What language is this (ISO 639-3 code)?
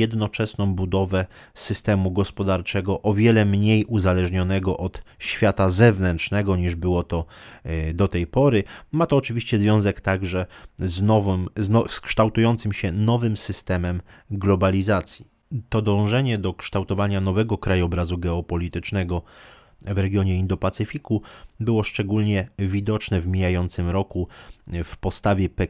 pol